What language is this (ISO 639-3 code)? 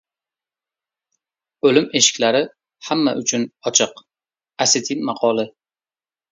uzb